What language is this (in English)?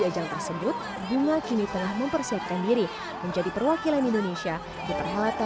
Indonesian